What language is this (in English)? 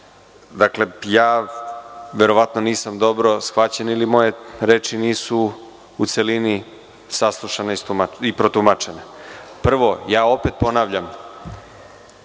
Serbian